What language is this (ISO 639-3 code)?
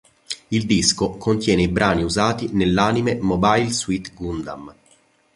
ita